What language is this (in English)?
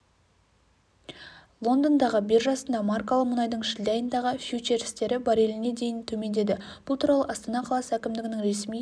Kazakh